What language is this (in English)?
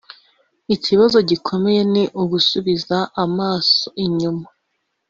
Kinyarwanda